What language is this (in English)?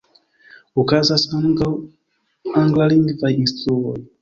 Esperanto